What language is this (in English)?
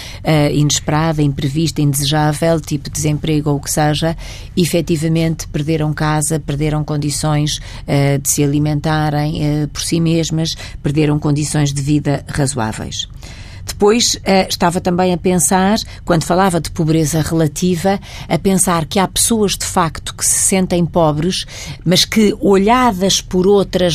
Portuguese